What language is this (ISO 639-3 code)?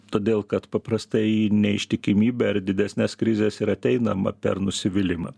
lit